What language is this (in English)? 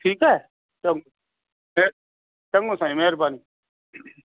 Sindhi